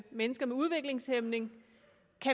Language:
Danish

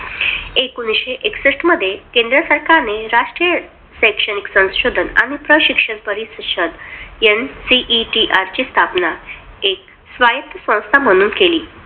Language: Marathi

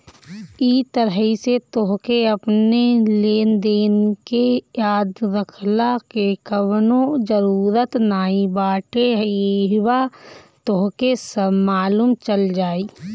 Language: Bhojpuri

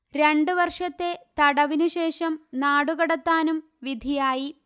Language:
Malayalam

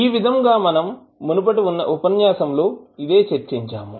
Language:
Telugu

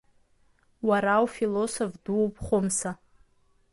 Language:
Abkhazian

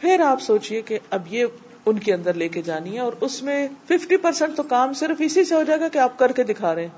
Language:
Urdu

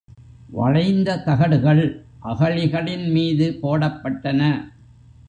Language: Tamil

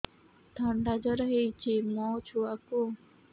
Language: Odia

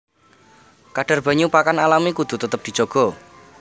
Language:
Javanese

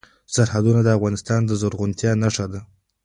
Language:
Pashto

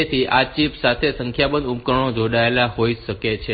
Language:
Gujarati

